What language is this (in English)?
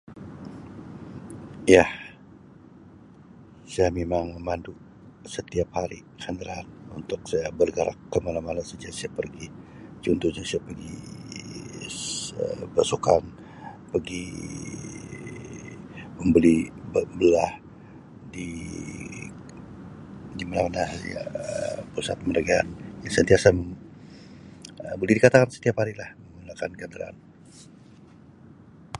Sabah Malay